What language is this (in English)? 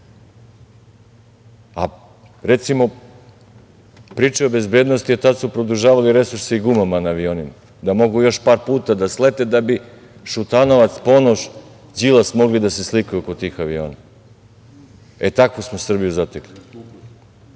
Serbian